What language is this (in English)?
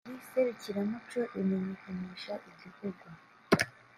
Kinyarwanda